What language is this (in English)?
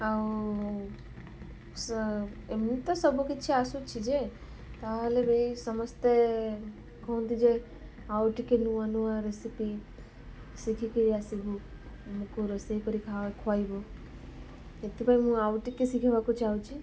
Odia